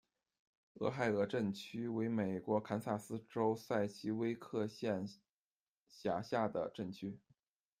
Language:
Chinese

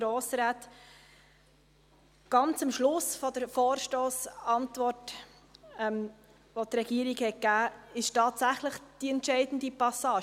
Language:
Swiss German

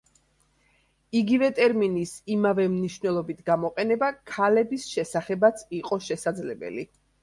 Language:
Georgian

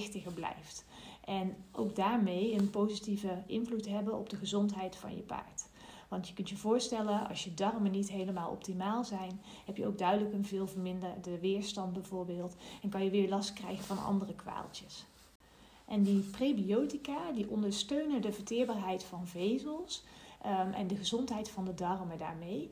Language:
Dutch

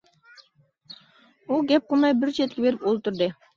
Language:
Uyghur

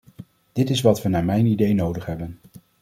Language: Dutch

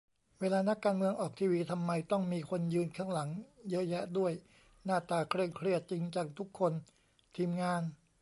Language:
Thai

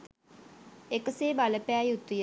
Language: Sinhala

